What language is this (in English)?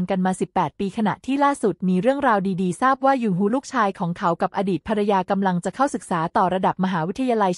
Thai